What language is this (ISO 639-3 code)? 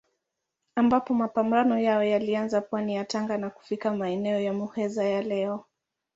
swa